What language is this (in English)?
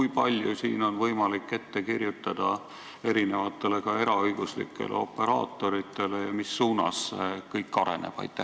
Estonian